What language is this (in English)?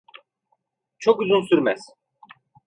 Turkish